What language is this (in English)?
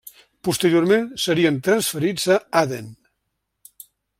Catalan